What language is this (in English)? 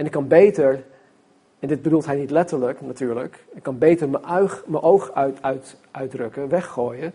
Dutch